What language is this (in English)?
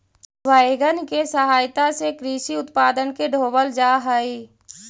Magahi